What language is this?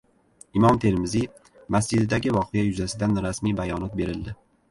Uzbek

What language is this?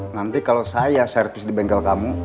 Indonesian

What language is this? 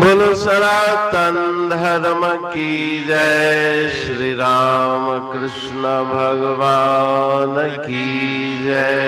Hindi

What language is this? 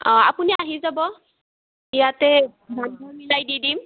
Assamese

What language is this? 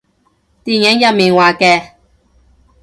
Cantonese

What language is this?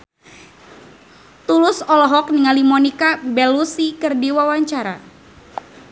Sundanese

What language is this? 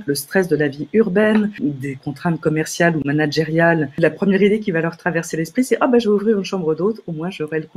French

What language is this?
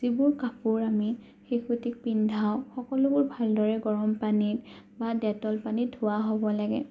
Assamese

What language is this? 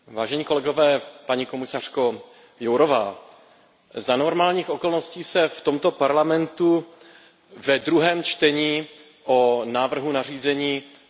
Czech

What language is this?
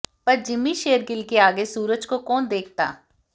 Hindi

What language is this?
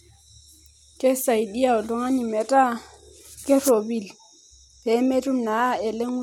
Masai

